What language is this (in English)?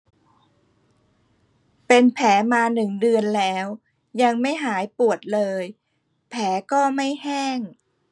Thai